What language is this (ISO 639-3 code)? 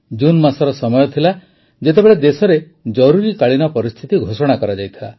ori